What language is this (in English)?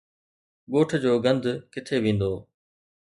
Sindhi